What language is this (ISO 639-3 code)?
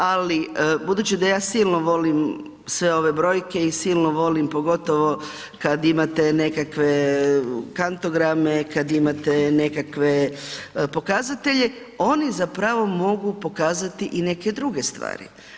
hrv